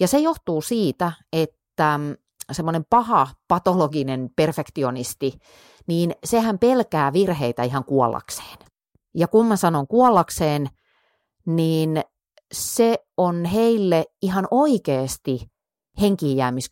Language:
Finnish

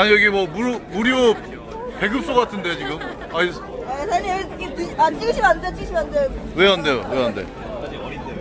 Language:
Korean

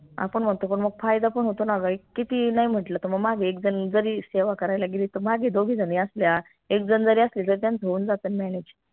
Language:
Marathi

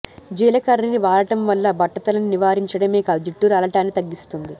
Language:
Telugu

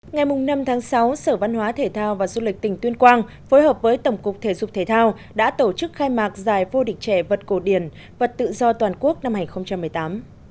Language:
Vietnamese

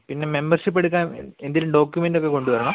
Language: Malayalam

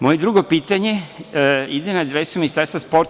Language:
Serbian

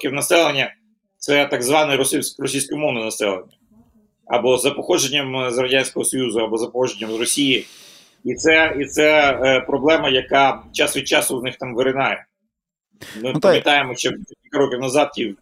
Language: Ukrainian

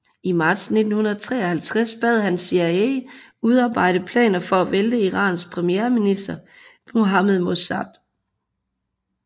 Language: Danish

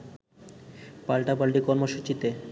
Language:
Bangla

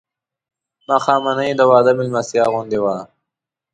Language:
Pashto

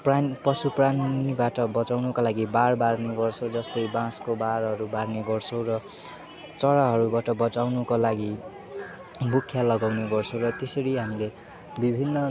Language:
Nepali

